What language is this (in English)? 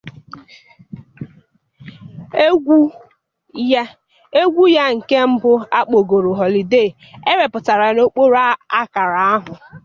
Igbo